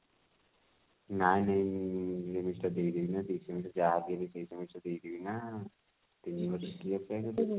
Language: Odia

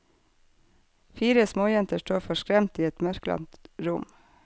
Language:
Norwegian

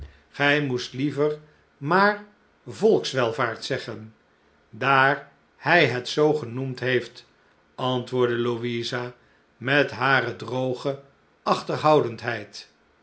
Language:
Dutch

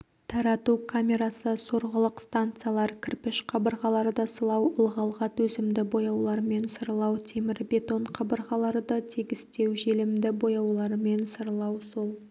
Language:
Kazakh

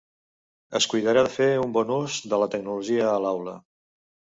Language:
Catalan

